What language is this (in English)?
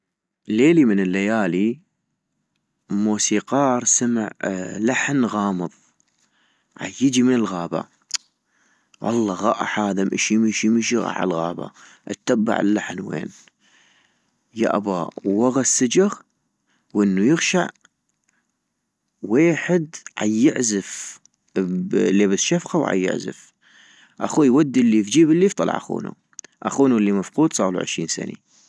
North Mesopotamian Arabic